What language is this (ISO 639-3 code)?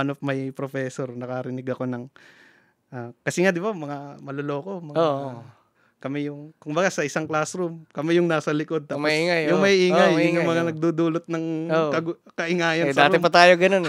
fil